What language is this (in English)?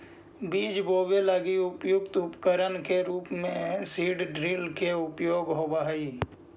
Magahi